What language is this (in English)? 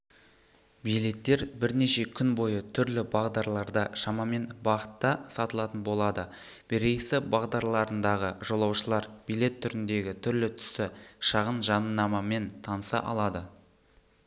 Kazakh